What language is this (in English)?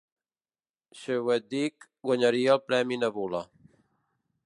Catalan